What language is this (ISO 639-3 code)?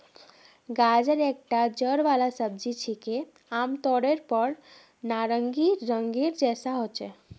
mag